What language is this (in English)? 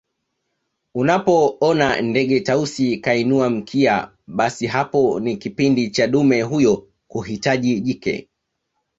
Swahili